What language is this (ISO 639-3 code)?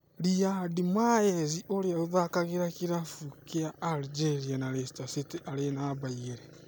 kik